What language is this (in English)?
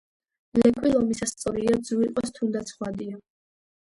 Georgian